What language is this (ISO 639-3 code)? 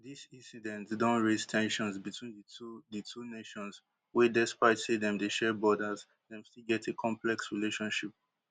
pcm